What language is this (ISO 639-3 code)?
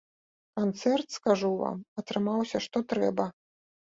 bel